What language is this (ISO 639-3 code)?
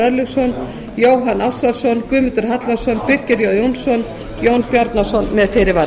isl